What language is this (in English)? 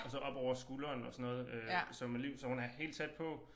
Danish